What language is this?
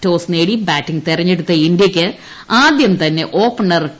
Malayalam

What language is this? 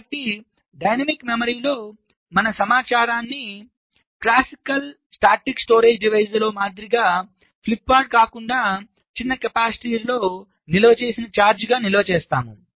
Telugu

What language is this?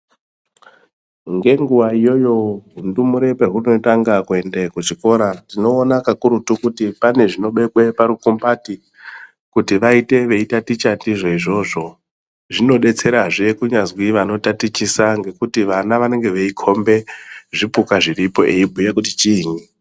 Ndau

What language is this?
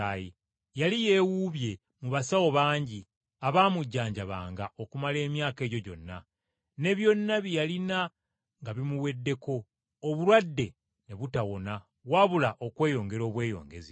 Ganda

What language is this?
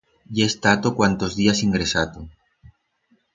Aragonese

